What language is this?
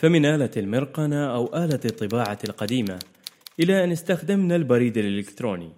Arabic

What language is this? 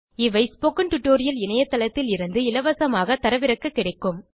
Tamil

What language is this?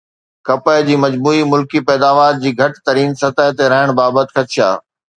Sindhi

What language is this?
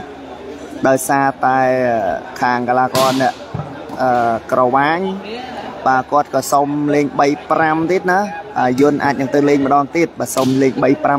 Thai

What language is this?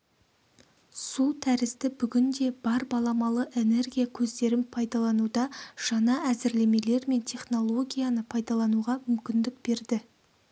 Kazakh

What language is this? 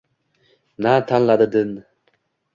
Uzbek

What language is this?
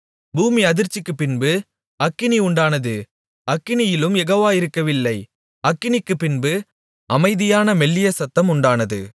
Tamil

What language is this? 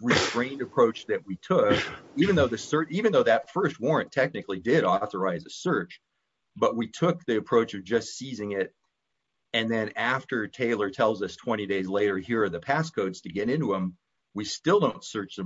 English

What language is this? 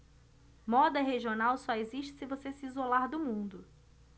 Portuguese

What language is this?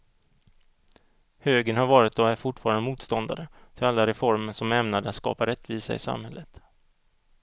Swedish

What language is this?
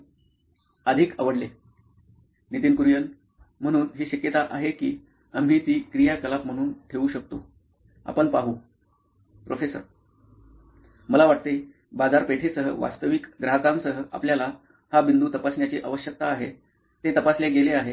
Marathi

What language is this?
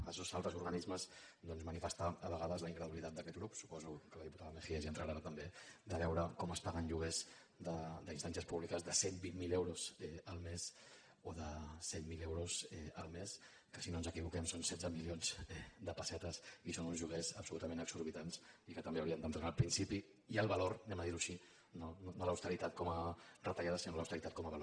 Catalan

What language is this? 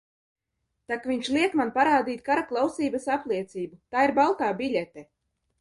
Latvian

